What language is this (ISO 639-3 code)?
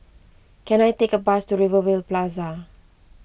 eng